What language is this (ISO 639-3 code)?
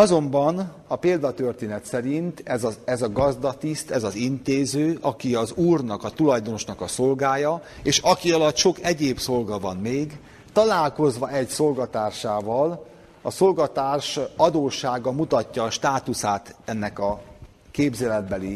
hun